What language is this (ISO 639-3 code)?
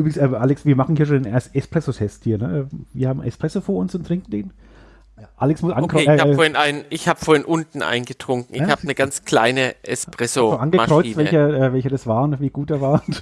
deu